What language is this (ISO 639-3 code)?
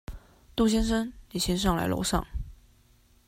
zho